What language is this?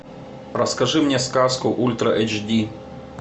Russian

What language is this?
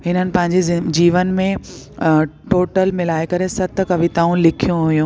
Sindhi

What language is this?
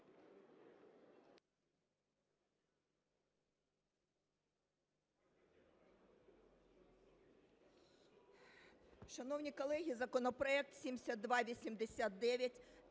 Ukrainian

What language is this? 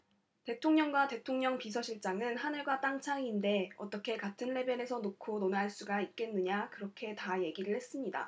Korean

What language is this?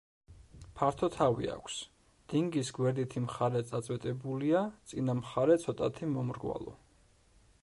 Georgian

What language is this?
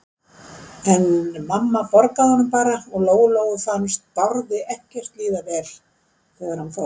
Icelandic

